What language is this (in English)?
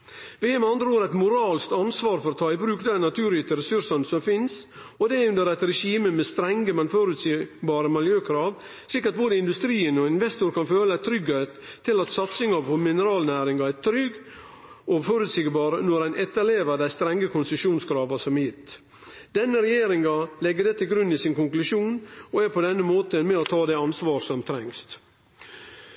Norwegian Nynorsk